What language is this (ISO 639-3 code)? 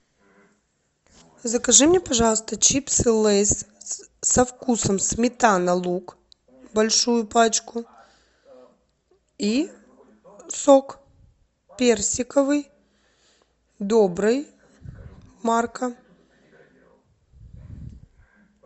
rus